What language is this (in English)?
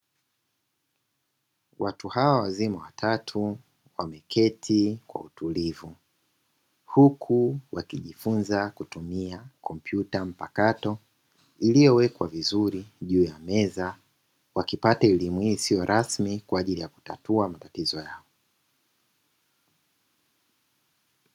Swahili